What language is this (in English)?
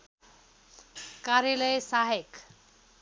Nepali